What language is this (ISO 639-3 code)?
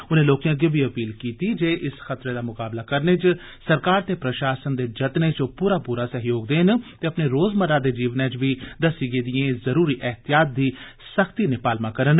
doi